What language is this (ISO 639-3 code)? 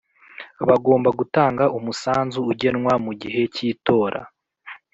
kin